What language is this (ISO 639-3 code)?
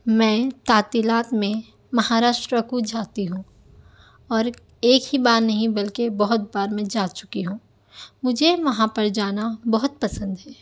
urd